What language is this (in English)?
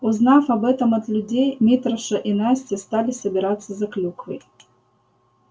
Russian